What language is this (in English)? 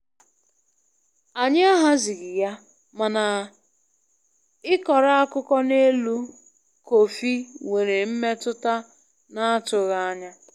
Igbo